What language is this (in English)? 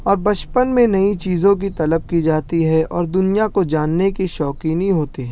Urdu